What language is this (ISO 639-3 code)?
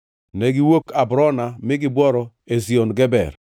luo